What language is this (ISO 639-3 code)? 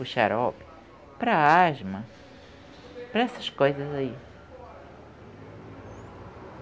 por